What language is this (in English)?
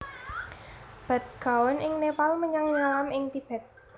Javanese